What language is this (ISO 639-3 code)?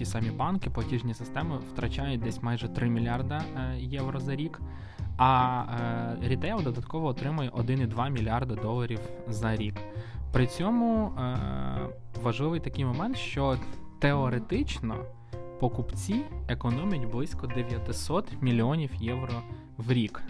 ukr